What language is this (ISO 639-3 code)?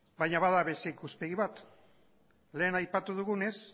eus